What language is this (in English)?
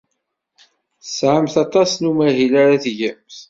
Kabyle